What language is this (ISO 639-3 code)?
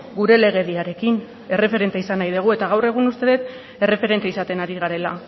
eus